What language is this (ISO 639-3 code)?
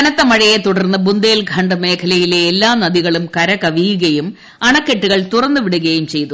mal